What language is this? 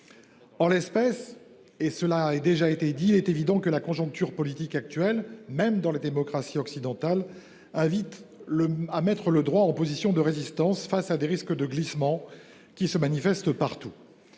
French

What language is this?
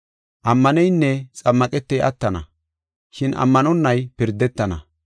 Gofa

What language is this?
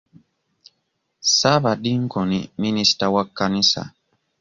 Ganda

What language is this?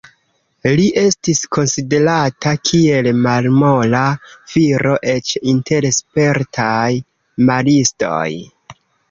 Esperanto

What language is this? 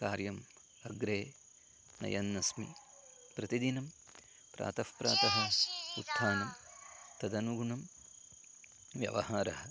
Sanskrit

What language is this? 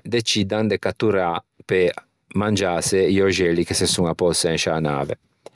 Ligurian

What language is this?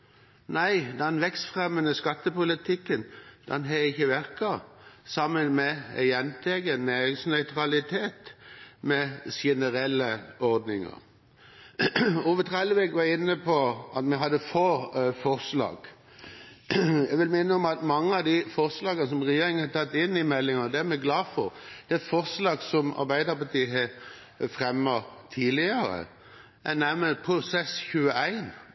Norwegian Bokmål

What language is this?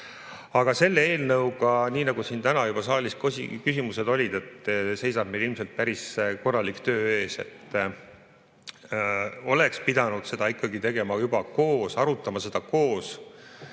Estonian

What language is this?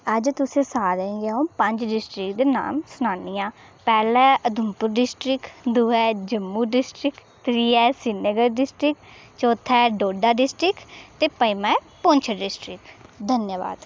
Dogri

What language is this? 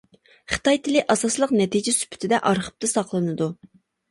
Uyghur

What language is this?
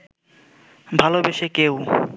Bangla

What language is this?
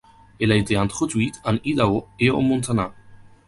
French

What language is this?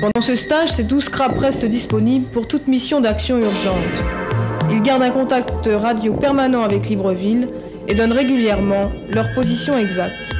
French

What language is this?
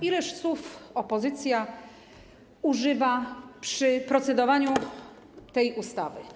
Polish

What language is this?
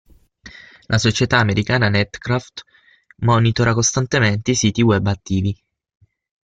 Italian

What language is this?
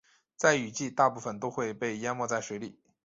Chinese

